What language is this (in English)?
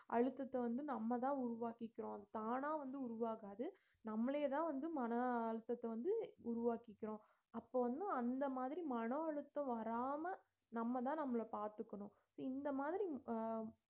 Tamil